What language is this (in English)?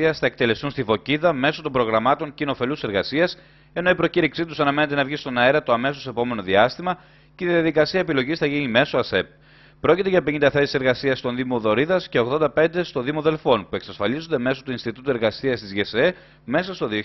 Greek